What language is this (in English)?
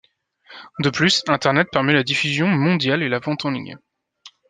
French